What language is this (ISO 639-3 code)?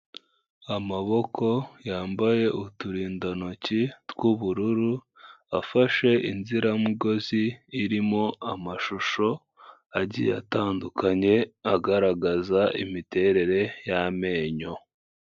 kin